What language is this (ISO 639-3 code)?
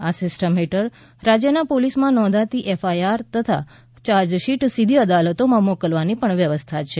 guj